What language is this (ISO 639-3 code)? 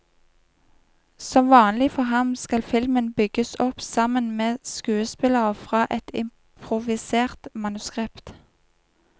nor